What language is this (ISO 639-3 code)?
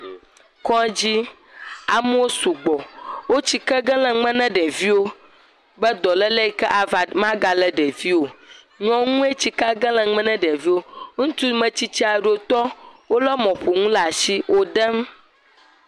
ewe